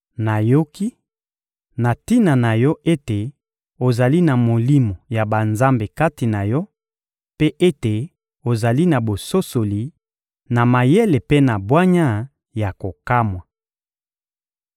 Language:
Lingala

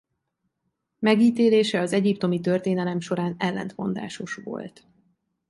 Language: Hungarian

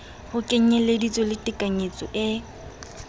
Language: Southern Sotho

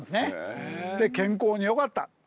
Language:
Japanese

